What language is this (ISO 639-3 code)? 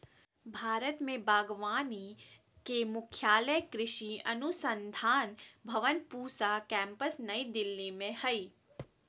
mag